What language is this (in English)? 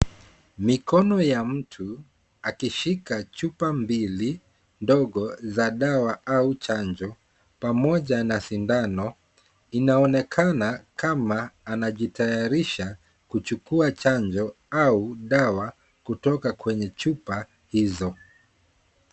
Swahili